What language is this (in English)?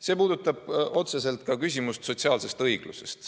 Estonian